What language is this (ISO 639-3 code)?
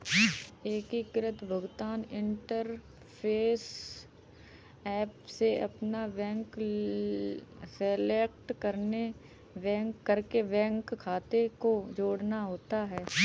hin